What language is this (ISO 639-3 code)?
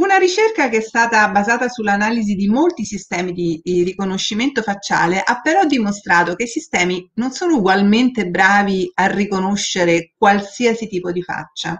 ita